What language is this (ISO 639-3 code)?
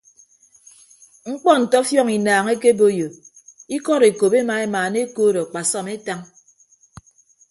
ibb